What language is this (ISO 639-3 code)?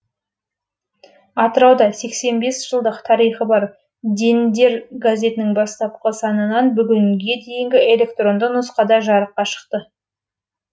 kaz